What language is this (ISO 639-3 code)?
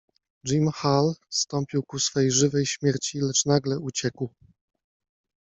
pol